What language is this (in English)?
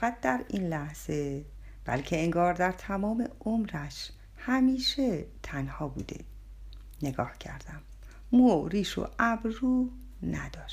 Persian